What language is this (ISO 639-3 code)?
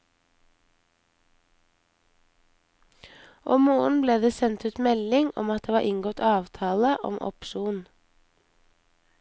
nor